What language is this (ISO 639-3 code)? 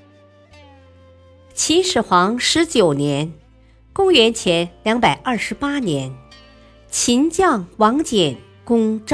zho